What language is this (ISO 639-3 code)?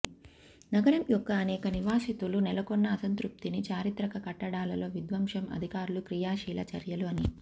tel